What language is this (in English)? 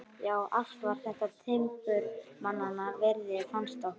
Icelandic